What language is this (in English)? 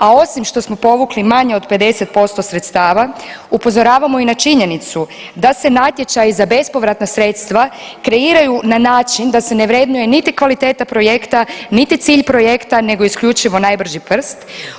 Croatian